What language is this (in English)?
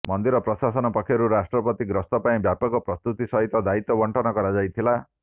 Odia